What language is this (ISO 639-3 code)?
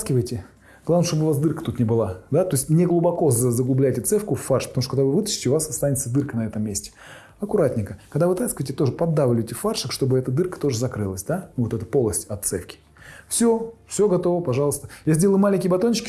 rus